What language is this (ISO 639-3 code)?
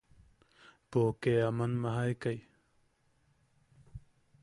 yaq